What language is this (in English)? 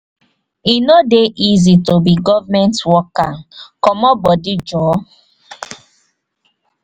Nigerian Pidgin